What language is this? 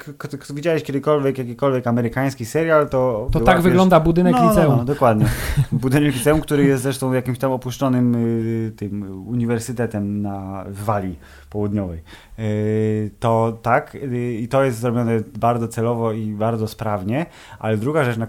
Polish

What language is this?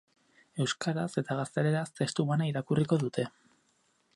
Basque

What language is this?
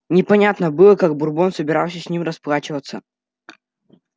Russian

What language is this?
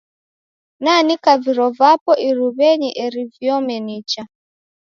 Taita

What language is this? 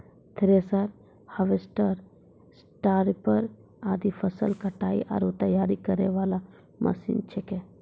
Maithili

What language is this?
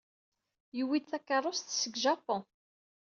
Kabyle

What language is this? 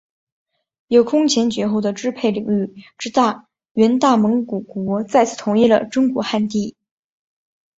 Chinese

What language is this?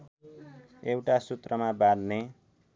Nepali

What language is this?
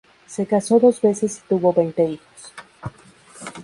Spanish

